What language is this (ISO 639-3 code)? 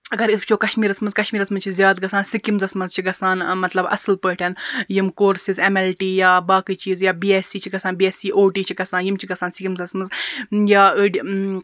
kas